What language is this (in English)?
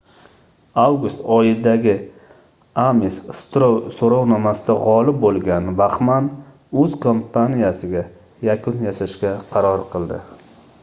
Uzbek